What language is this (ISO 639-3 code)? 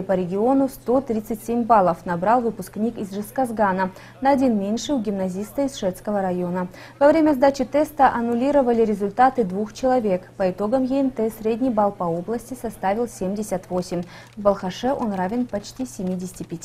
rus